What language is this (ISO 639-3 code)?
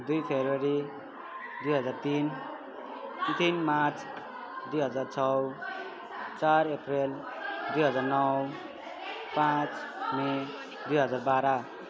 nep